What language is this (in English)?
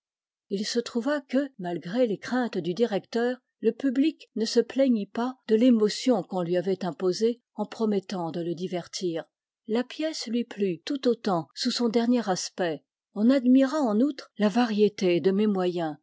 French